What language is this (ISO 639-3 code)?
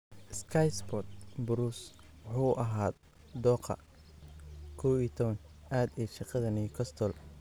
som